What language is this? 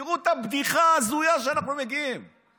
Hebrew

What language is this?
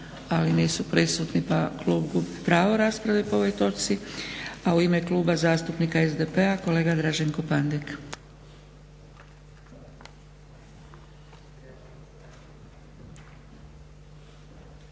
Croatian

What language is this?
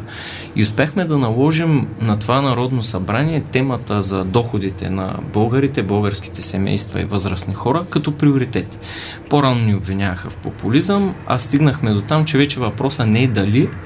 Bulgarian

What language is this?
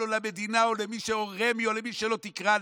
Hebrew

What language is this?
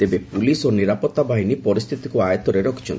Odia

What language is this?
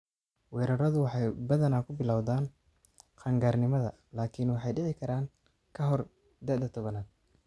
Somali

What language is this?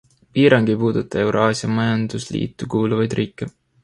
Estonian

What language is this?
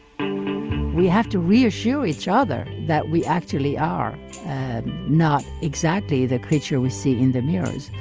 English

